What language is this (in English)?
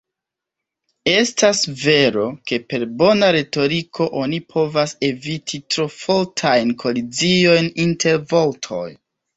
Esperanto